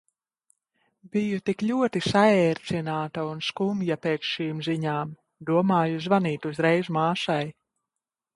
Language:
Latvian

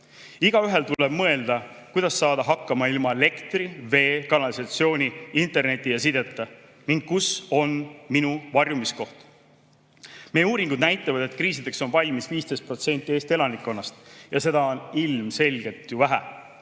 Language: Estonian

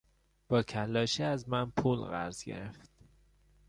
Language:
Persian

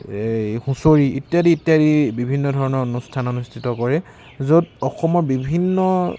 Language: Assamese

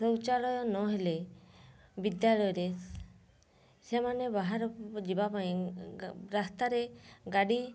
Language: Odia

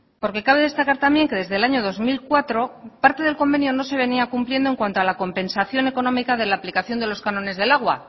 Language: Spanish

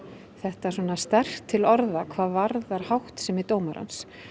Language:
Icelandic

